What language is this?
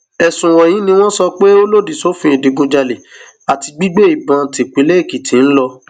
Yoruba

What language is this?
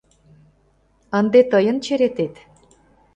Mari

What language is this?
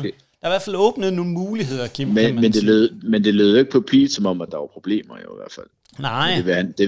Danish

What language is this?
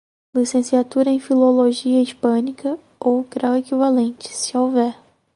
Portuguese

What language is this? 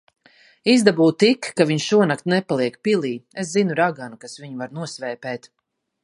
Latvian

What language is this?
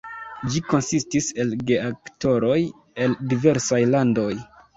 Esperanto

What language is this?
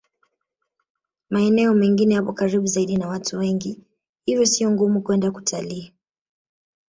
Swahili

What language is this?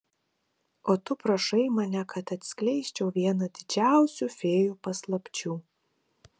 Lithuanian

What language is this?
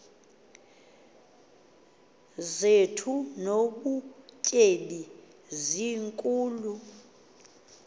Xhosa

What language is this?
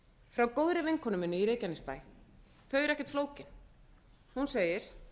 Icelandic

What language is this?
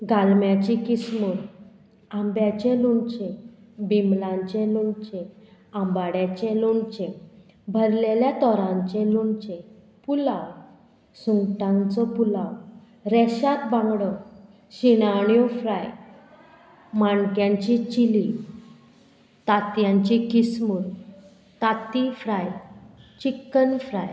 Konkani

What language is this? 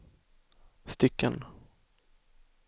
Swedish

